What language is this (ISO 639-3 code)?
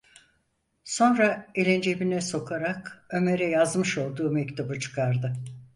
tur